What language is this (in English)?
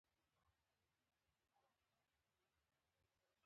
Pashto